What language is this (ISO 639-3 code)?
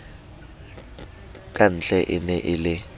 sot